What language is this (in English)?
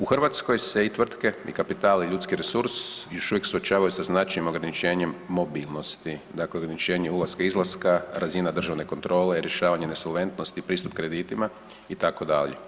Croatian